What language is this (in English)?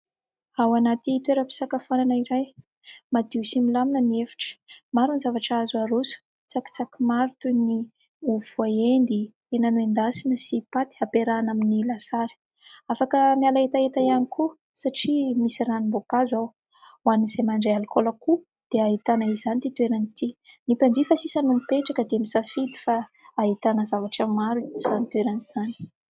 Malagasy